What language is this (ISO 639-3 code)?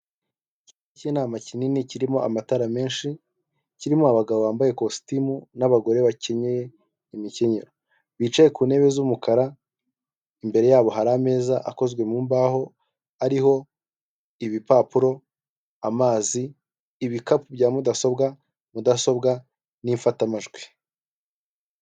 kin